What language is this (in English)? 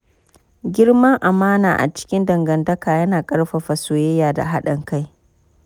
Hausa